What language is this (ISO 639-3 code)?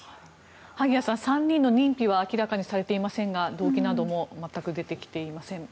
jpn